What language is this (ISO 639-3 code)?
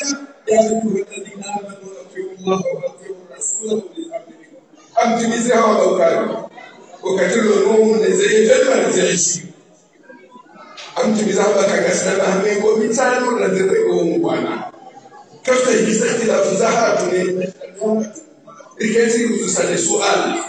ara